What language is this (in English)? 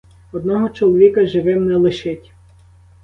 Ukrainian